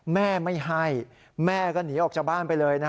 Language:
Thai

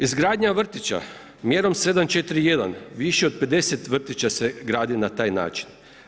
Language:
Croatian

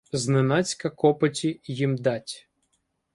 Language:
Ukrainian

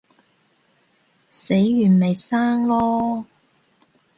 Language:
Cantonese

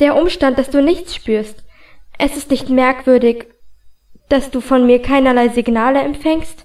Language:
German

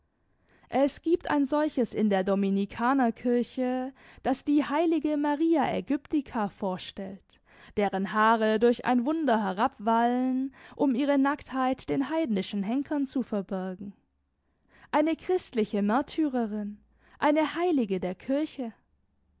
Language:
German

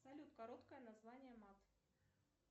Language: Russian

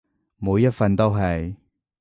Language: Cantonese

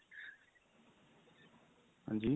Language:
Punjabi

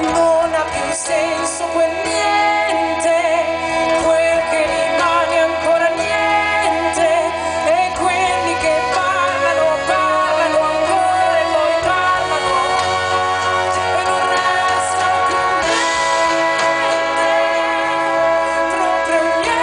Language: Greek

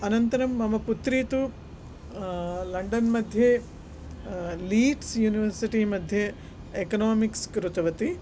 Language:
Sanskrit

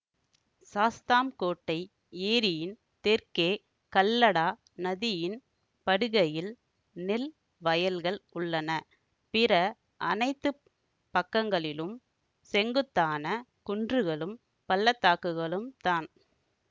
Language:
Tamil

